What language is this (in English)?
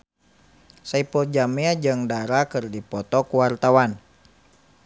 Sundanese